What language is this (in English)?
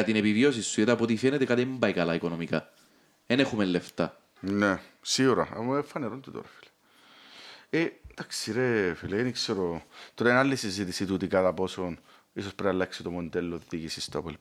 Greek